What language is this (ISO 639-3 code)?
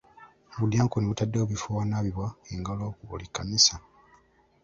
lug